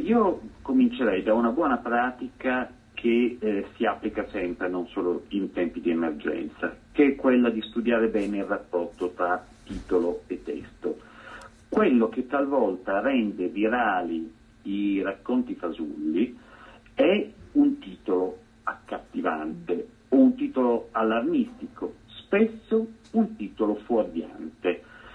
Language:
Italian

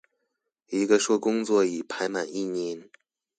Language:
Chinese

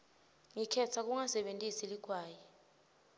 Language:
Swati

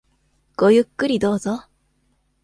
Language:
Japanese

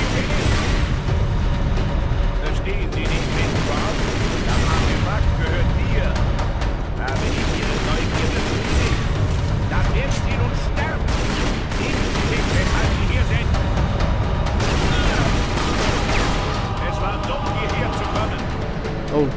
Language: German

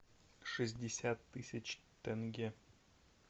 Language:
Russian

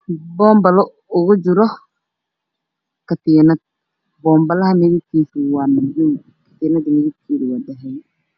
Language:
Somali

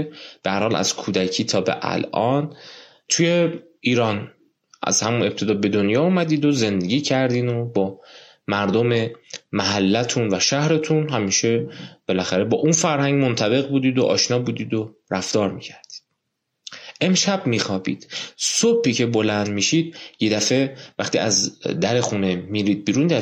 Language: Persian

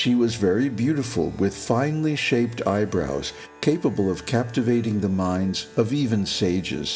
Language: English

